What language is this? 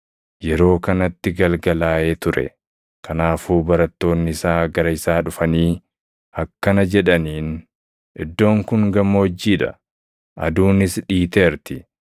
Oromo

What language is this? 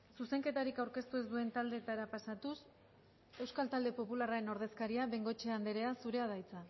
Basque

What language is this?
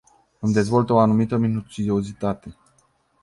Romanian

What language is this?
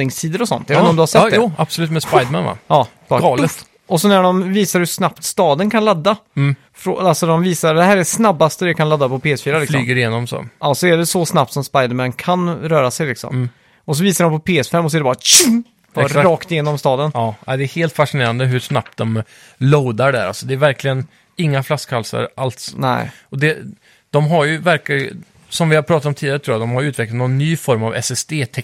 Swedish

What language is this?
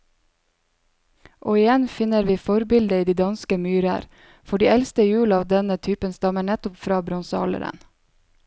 Norwegian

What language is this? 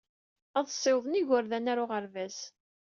Kabyle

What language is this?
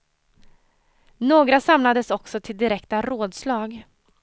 Swedish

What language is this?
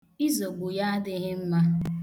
Igbo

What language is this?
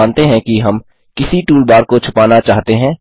Hindi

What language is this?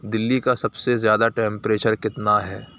Urdu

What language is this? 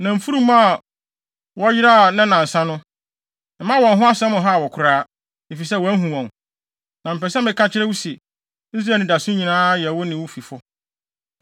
Akan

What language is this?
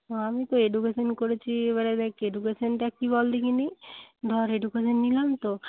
Bangla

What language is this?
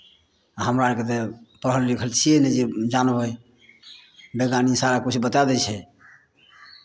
Maithili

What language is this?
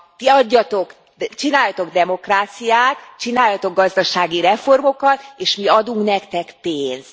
Hungarian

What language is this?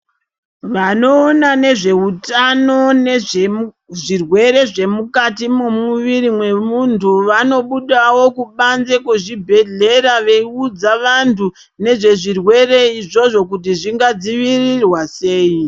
Ndau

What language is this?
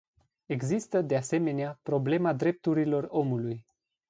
Romanian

